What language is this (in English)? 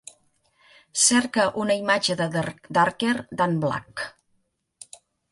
Catalan